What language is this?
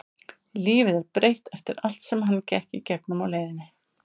Icelandic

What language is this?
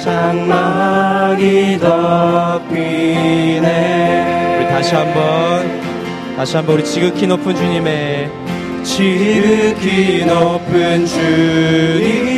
Korean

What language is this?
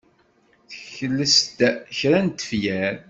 Kabyle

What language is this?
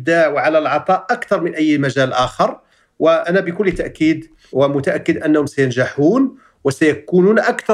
Arabic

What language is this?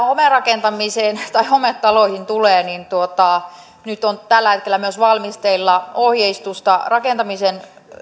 Finnish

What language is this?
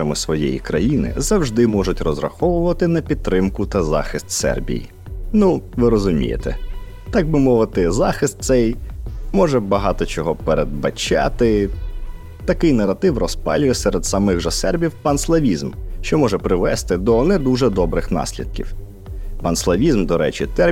Ukrainian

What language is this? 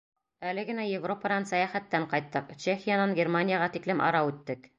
Bashkir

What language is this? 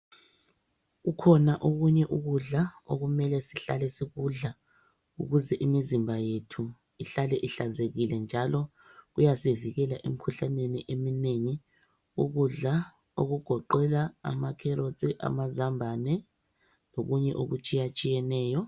North Ndebele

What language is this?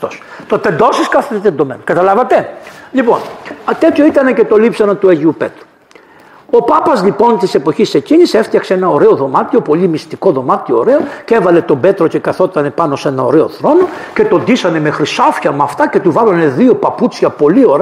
Greek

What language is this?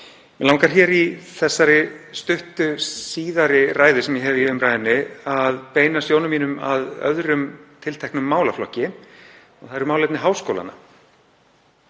Icelandic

